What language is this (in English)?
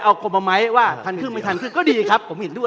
Thai